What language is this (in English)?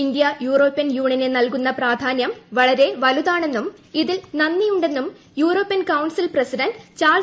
Malayalam